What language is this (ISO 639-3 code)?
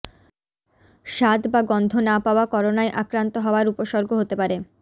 ben